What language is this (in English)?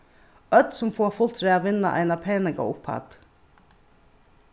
Faroese